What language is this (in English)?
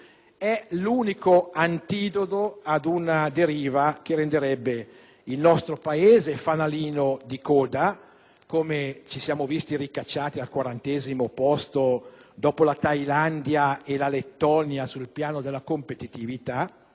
Italian